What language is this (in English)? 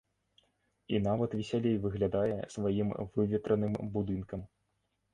Belarusian